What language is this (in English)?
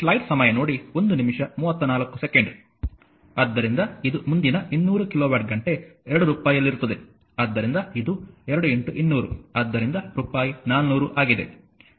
Kannada